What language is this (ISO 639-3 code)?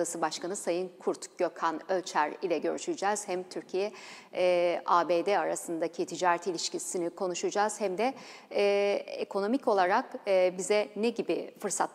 tur